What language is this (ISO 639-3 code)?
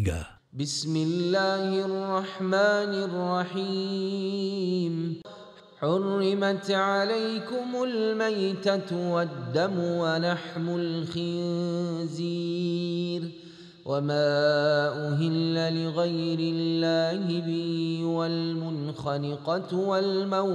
msa